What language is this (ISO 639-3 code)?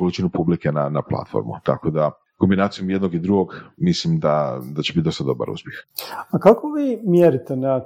hrv